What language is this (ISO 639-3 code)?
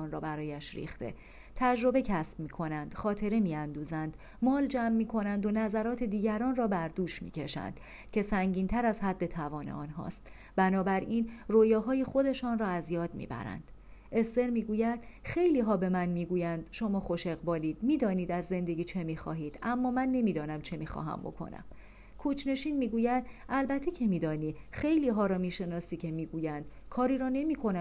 fas